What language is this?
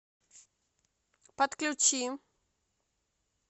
Russian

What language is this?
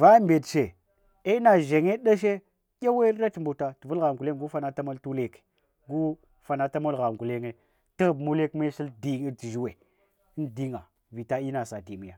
Hwana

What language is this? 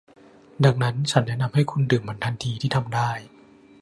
Thai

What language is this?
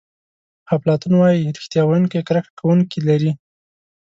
Pashto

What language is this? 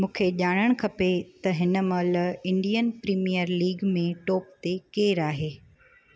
Sindhi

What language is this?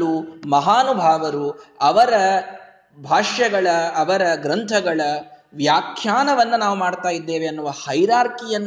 Kannada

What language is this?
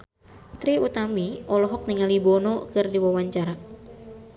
Sundanese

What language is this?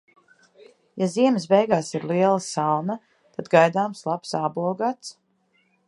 Latvian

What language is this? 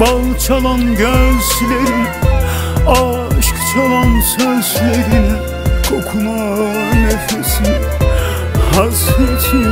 Turkish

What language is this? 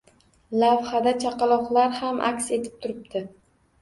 Uzbek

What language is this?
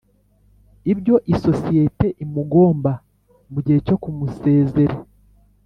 Kinyarwanda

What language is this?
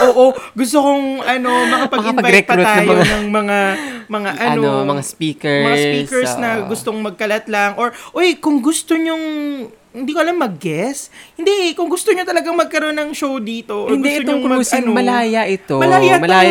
Filipino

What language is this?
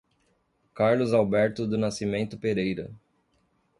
Portuguese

